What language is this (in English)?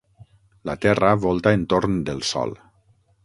Catalan